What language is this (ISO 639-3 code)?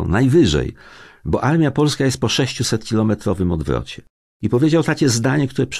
pol